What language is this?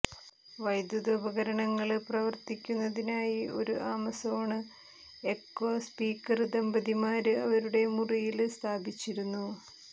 Malayalam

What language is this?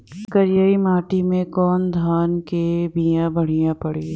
Bhojpuri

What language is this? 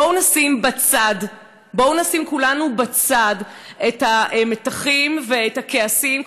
Hebrew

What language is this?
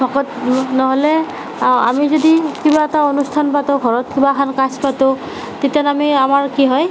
Assamese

